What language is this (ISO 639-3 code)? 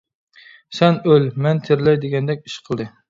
uig